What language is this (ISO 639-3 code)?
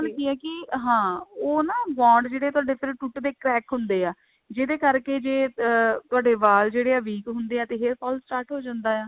pan